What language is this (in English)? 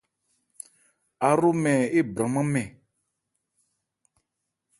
Ebrié